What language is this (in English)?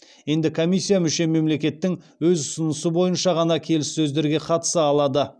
Kazakh